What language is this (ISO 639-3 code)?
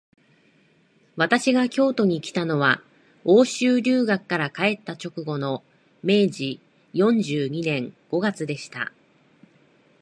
jpn